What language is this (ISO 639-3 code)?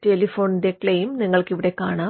mal